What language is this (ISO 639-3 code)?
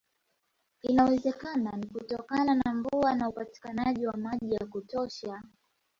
swa